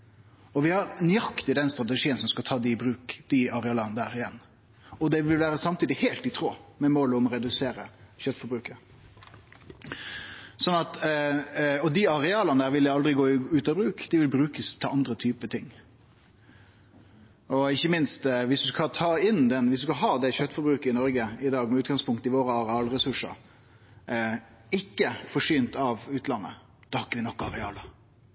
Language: Norwegian Nynorsk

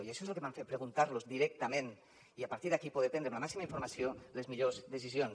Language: Catalan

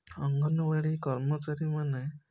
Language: Odia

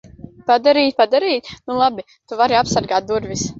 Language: Latvian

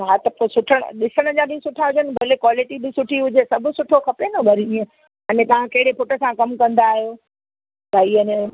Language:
Sindhi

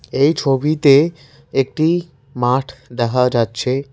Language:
Bangla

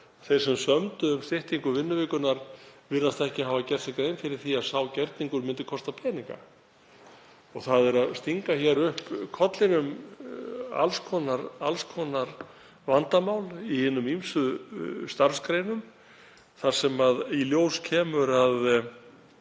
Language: Icelandic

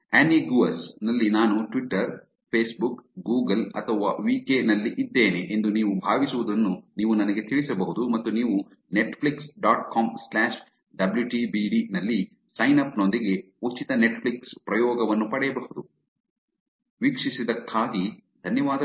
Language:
Kannada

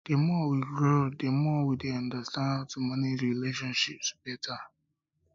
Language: Nigerian Pidgin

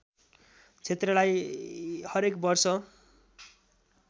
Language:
Nepali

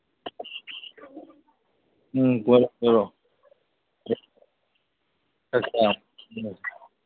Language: Manipuri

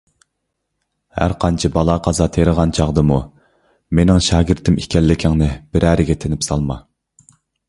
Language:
Uyghur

